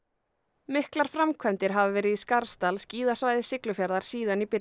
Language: Icelandic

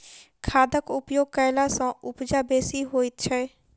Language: Maithili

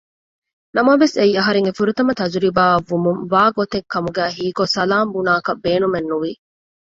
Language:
Divehi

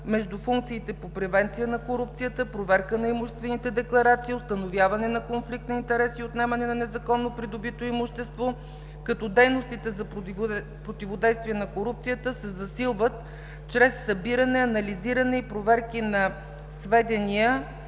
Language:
Bulgarian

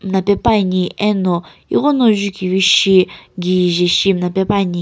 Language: Sumi Naga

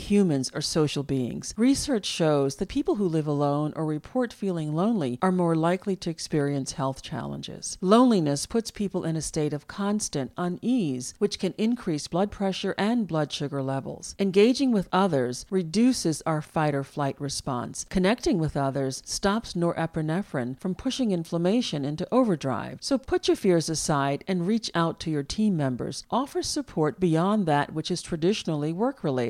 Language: English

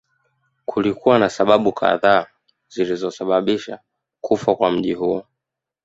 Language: Swahili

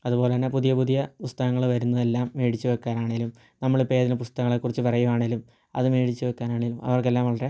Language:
Malayalam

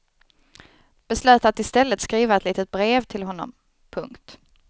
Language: Swedish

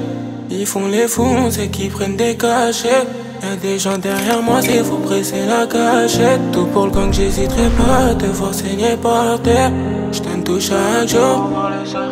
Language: French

